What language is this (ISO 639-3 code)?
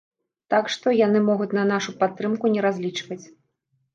bel